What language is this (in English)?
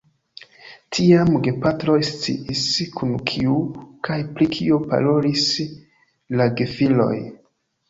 Esperanto